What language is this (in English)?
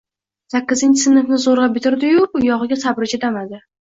Uzbek